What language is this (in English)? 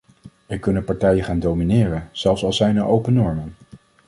Dutch